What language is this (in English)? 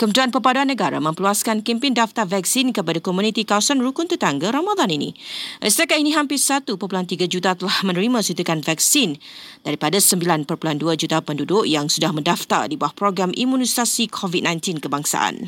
Malay